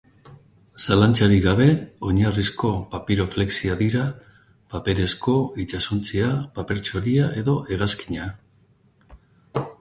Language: Basque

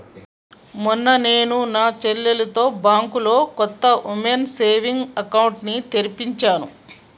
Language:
Telugu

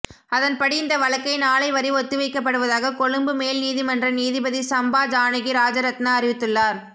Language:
Tamil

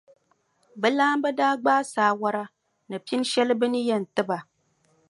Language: Dagbani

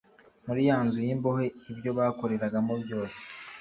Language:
Kinyarwanda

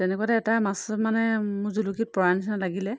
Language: Assamese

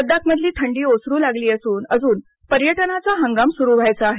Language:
Marathi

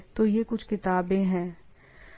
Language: Hindi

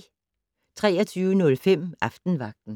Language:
Danish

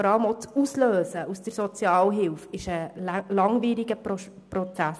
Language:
Swiss German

